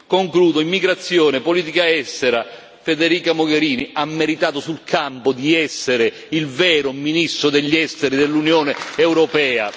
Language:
Italian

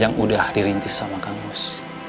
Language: Indonesian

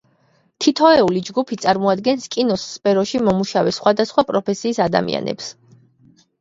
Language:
Georgian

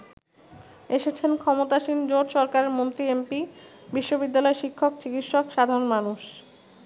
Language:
Bangla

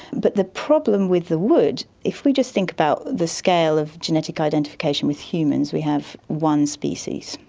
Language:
English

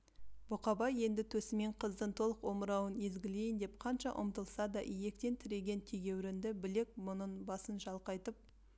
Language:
Kazakh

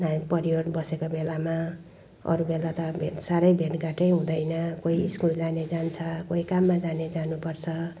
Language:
Nepali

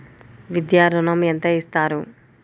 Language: Telugu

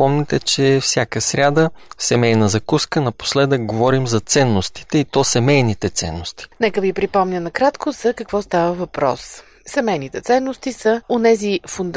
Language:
Bulgarian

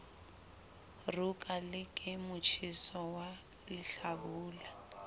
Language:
Southern Sotho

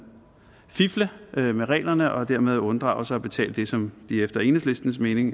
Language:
Danish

